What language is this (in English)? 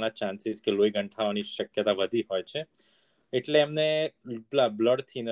Gujarati